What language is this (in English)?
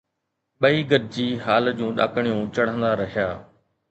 Sindhi